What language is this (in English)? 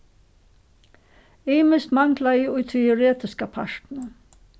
Faroese